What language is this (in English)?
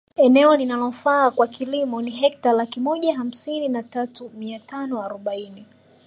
Swahili